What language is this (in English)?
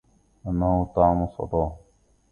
Arabic